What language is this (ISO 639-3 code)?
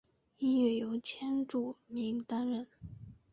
zho